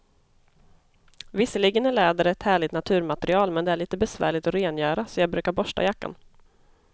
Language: Swedish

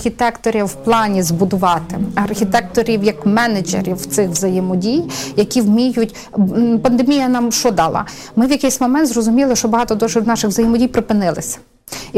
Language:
Ukrainian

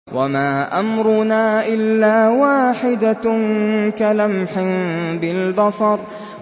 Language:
Arabic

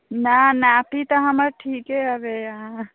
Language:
Maithili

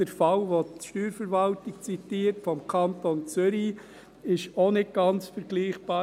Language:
Swiss German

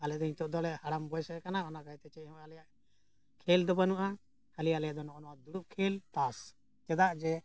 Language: Santali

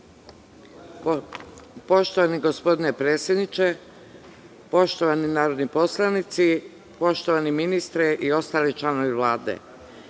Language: Serbian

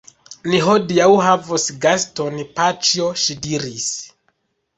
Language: Esperanto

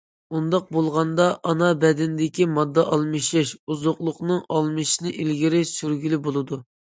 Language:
Uyghur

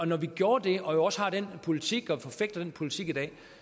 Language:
Danish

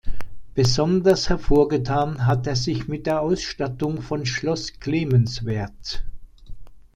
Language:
German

